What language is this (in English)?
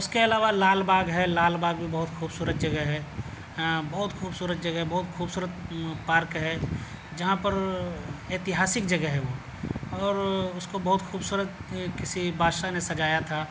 Urdu